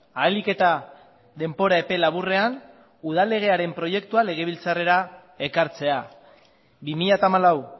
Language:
Basque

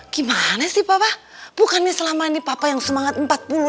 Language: Indonesian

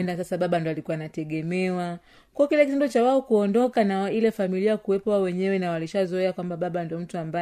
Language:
Swahili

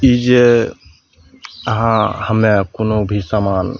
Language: Maithili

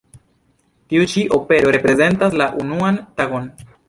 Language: Esperanto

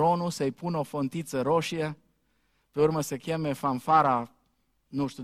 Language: Romanian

